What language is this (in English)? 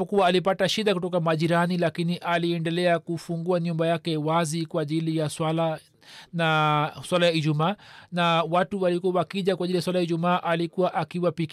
Swahili